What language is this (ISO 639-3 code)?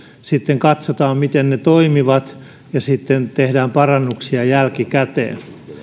fin